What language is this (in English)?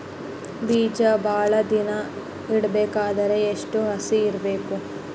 Kannada